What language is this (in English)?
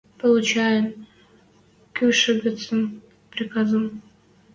Western Mari